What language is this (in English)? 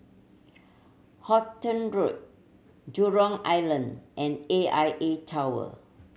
English